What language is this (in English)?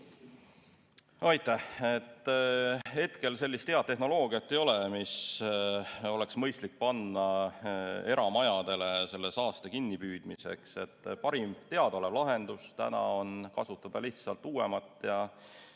Estonian